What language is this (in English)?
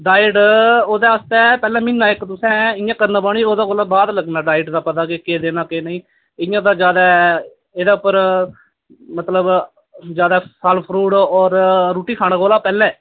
Dogri